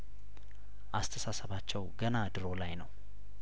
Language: Amharic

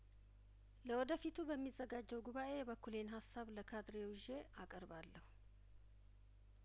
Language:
Amharic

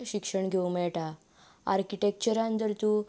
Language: Konkani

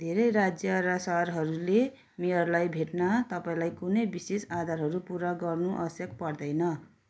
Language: Nepali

